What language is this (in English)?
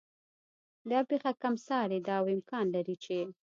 Pashto